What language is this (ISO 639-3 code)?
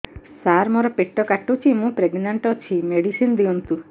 ori